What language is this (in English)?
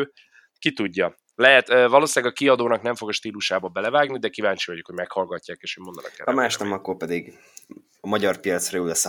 Hungarian